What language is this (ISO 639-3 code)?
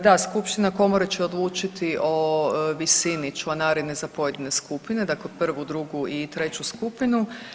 hrv